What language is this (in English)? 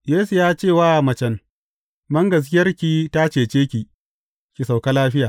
Hausa